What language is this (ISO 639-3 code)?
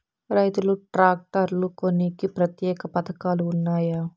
tel